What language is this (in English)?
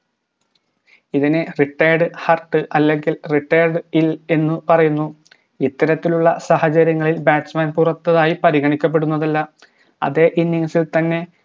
Malayalam